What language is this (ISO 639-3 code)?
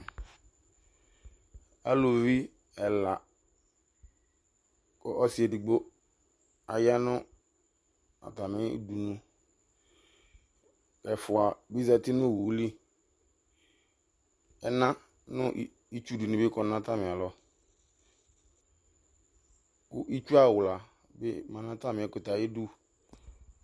kpo